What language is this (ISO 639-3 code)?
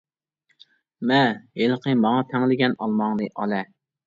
uig